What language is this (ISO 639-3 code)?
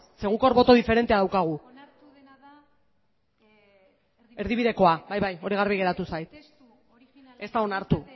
eus